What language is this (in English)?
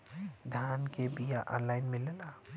Bhojpuri